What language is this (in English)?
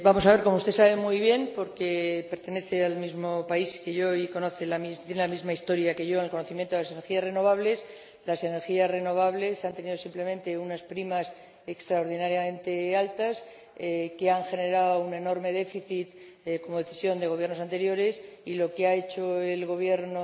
Spanish